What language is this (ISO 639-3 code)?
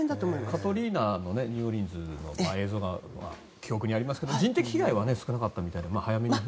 jpn